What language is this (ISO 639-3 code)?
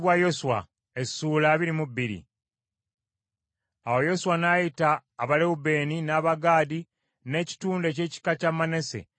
lug